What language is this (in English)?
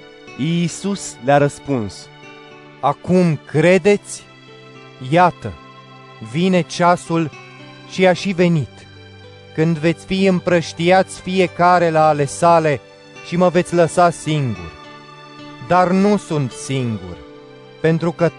Romanian